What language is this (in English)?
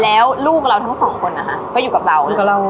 Thai